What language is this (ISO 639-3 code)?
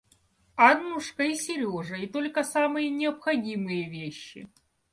rus